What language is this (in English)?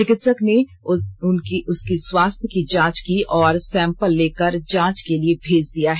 Hindi